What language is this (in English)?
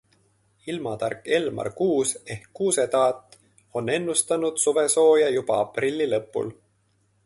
Estonian